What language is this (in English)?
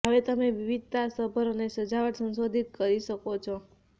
Gujarati